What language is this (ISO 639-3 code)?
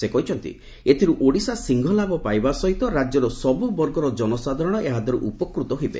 ori